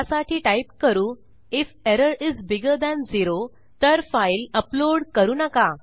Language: Marathi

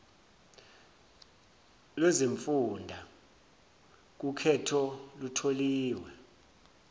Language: Zulu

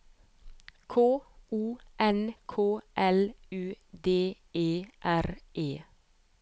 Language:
Norwegian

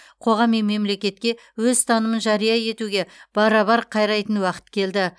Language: Kazakh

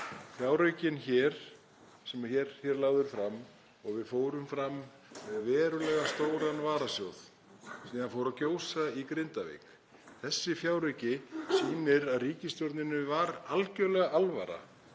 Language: Icelandic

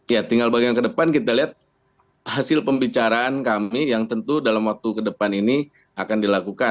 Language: Indonesian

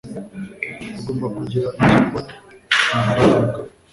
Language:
Kinyarwanda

